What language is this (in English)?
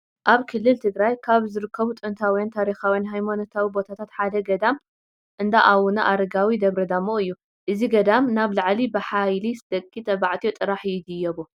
Tigrinya